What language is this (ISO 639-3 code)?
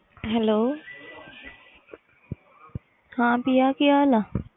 pan